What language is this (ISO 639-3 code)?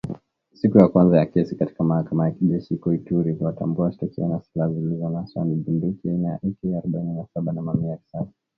swa